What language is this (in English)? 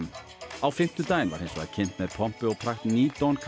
Icelandic